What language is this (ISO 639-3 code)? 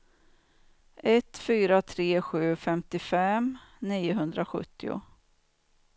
swe